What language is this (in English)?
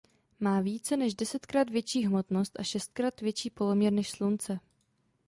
Czech